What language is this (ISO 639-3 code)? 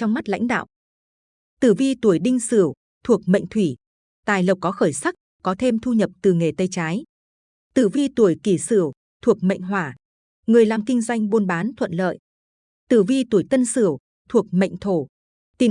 vie